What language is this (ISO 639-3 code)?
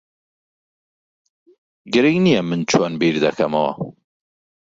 ckb